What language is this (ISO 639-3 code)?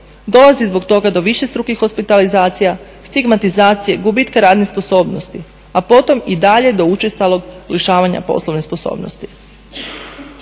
hrv